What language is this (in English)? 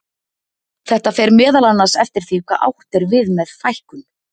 Icelandic